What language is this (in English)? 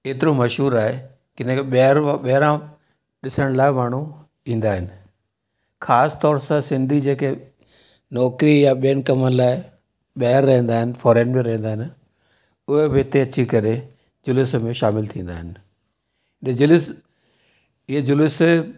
Sindhi